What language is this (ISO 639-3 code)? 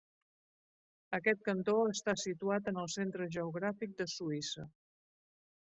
cat